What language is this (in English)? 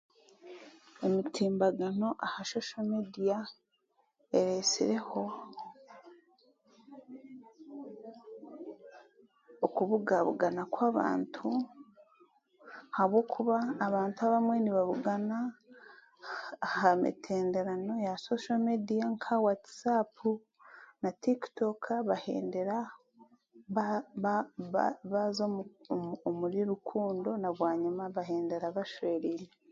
Chiga